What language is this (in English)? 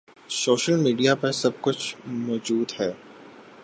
Urdu